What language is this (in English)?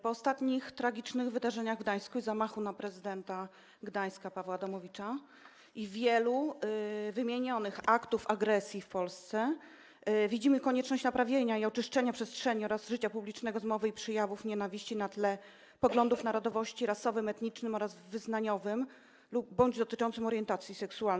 Polish